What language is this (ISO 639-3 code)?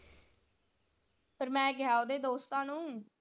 pan